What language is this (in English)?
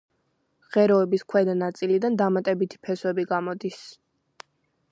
Georgian